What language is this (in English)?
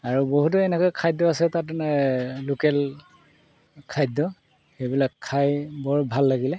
Assamese